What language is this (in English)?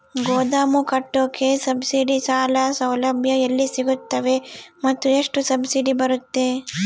Kannada